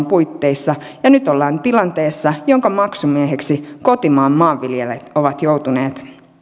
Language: Finnish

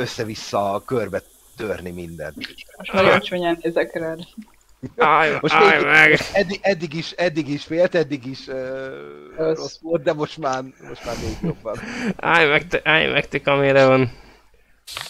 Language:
Hungarian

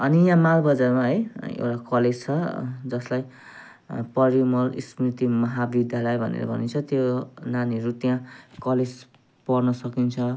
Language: Nepali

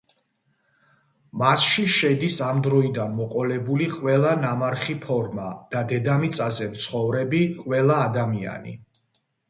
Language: Georgian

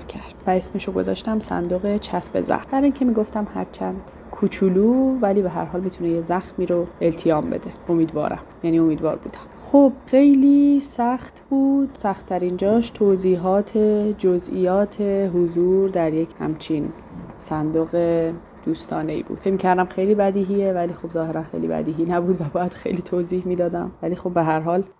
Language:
Persian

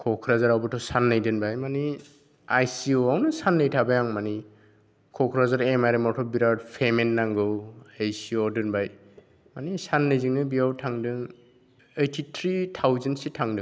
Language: Bodo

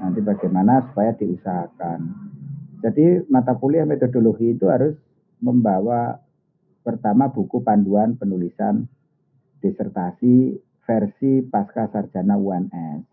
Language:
Indonesian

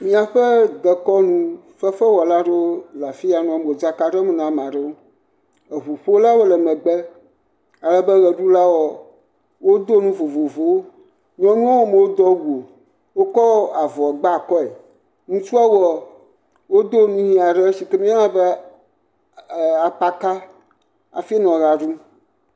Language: Ewe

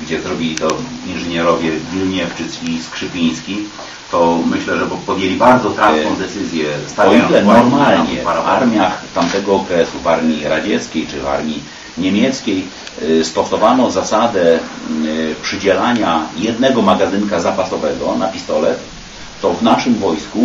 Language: Polish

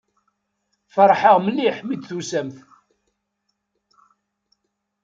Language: Kabyle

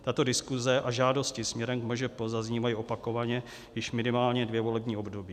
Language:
Czech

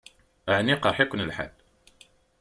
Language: Kabyle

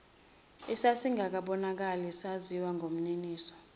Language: Zulu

